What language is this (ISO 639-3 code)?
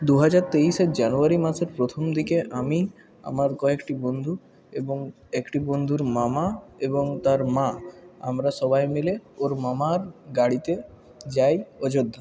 ben